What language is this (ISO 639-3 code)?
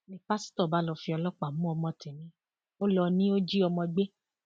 yor